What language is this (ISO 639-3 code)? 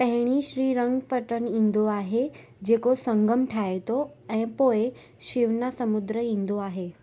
snd